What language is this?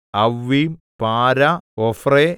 Malayalam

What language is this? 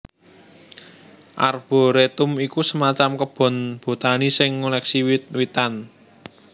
Javanese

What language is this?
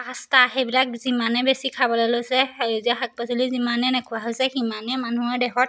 Assamese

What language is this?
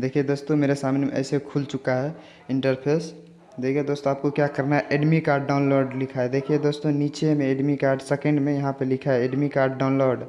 Hindi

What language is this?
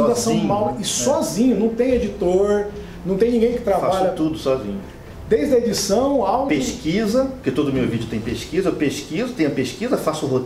Portuguese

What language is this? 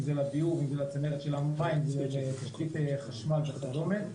Hebrew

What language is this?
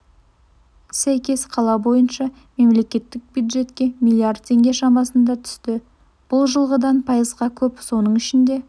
Kazakh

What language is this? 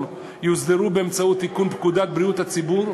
Hebrew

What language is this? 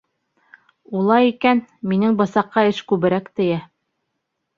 Bashkir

